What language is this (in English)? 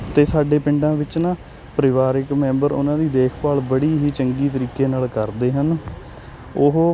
Punjabi